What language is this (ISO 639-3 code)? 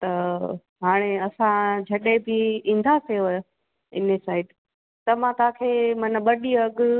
snd